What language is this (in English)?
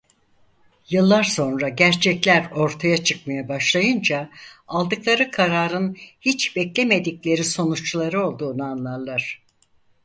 Turkish